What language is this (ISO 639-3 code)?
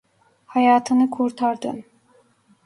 tur